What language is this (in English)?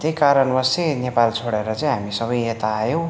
Nepali